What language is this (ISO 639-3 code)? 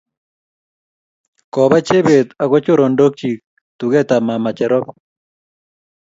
kln